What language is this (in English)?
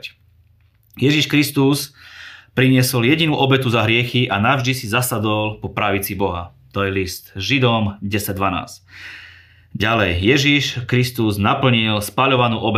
Slovak